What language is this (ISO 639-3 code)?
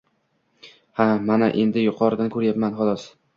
uzb